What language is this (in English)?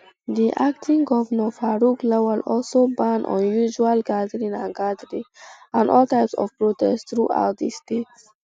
Nigerian Pidgin